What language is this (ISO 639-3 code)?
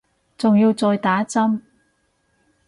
yue